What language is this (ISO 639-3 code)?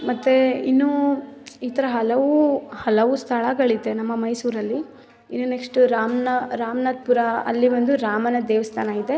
kan